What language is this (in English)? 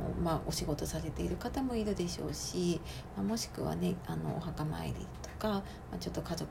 Japanese